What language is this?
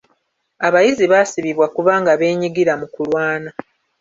Ganda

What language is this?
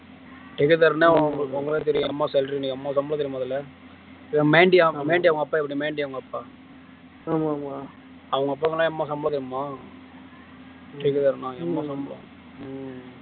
Tamil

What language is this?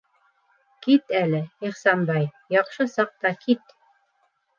Bashkir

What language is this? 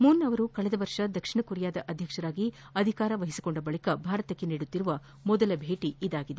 Kannada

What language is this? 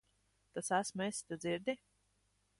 Latvian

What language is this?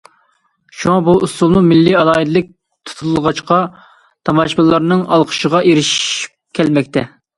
Uyghur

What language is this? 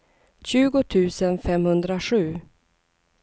Swedish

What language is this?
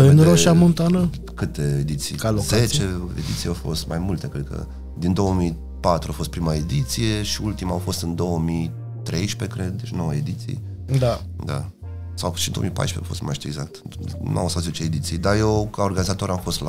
Romanian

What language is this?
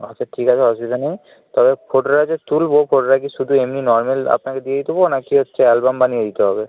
Bangla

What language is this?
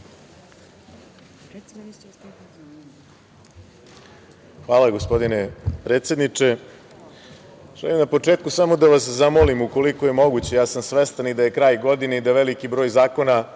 Serbian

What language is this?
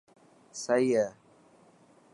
Dhatki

